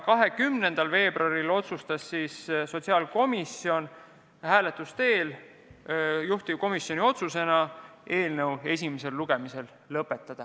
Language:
Estonian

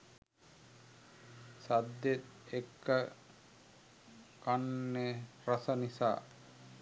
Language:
Sinhala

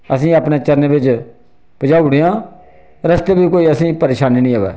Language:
Dogri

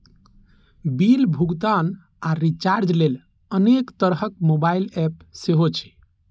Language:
Maithili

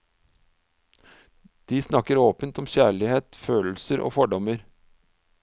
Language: Norwegian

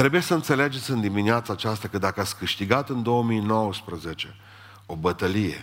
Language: Romanian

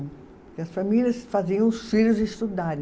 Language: Portuguese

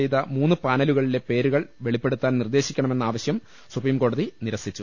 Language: Malayalam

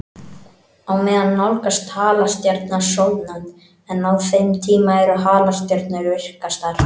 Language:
Icelandic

